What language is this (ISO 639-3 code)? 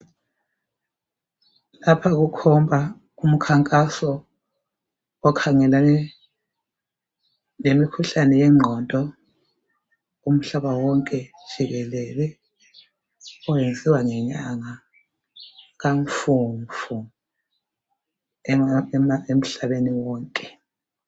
nde